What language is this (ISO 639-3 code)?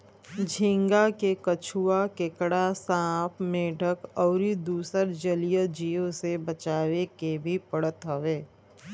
bho